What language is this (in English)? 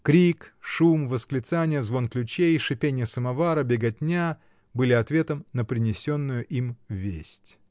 Russian